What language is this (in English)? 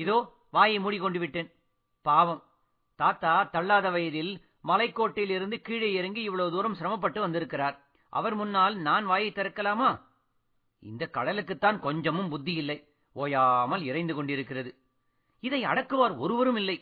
Tamil